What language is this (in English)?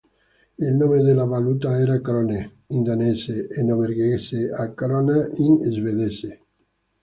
Italian